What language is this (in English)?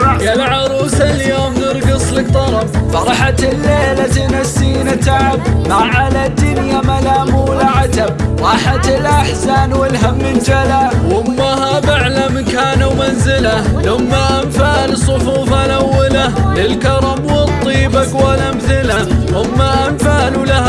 Arabic